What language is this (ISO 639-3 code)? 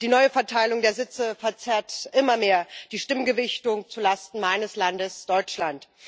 deu